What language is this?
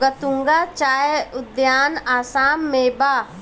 Bhojpuri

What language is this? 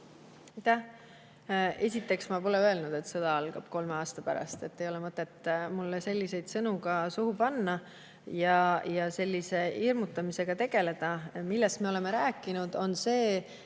Estonian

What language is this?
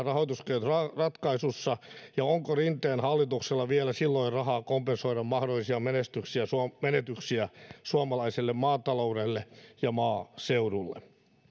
Finnish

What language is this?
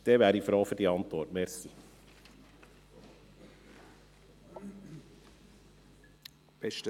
Swiss German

